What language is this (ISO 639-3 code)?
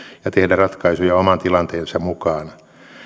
fin